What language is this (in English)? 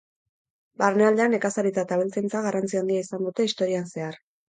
Basque